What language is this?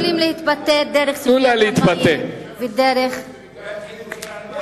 Hebrew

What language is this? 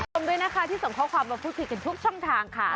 Thai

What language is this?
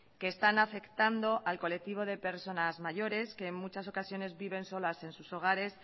Spanish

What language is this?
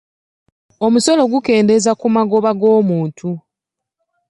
Ganda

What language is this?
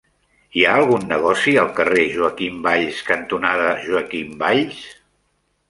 Catalan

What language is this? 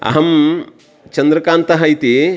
Sanskrit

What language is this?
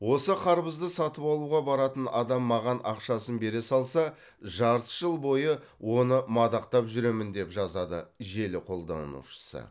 Kazakh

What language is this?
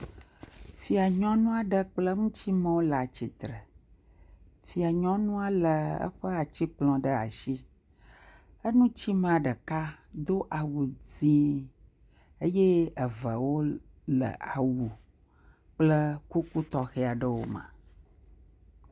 Ewe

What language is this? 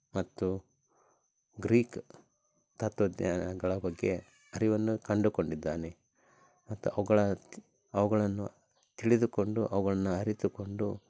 Kannada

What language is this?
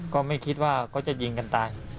Thai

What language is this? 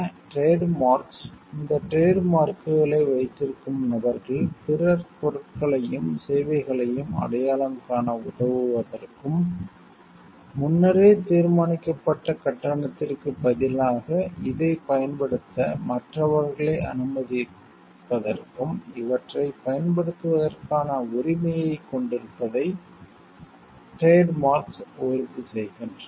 Tamil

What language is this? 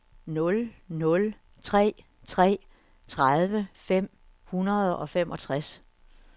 Danish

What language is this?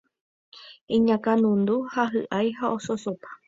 Guarani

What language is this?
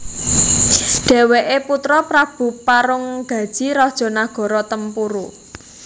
Javanese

